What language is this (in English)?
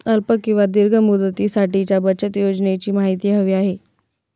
Marathi